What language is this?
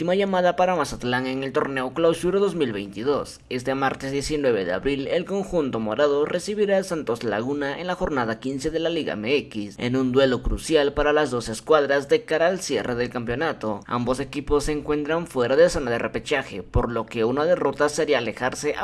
Spanish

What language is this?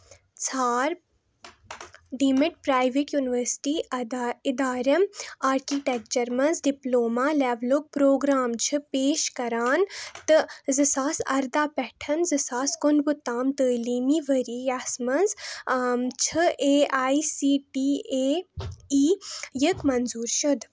Kashmiri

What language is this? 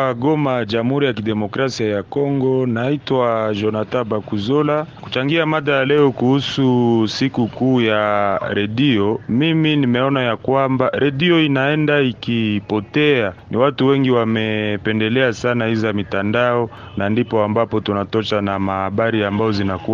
Swahili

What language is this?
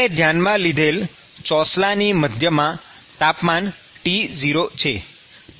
Gujarati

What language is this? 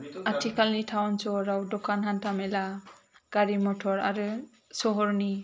Bodo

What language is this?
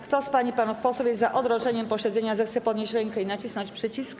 Polish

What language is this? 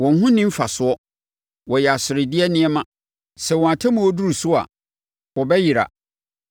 Akan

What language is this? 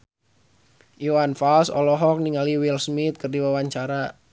Sundanese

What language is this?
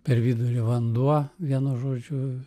Lithuanian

